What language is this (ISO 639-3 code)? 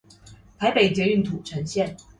zho